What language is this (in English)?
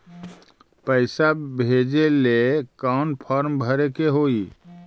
Magahi